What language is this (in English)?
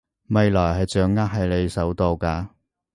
Cantonese